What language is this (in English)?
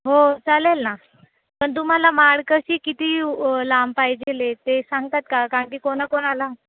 Marathi